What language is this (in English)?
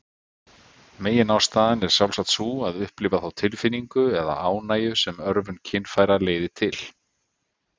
Icelandic